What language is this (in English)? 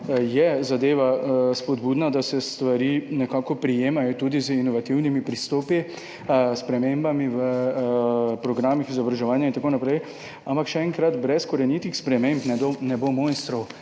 Slovenian